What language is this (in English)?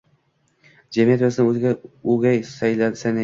Uzbek